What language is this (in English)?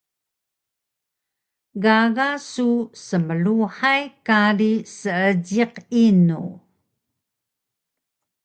Taroko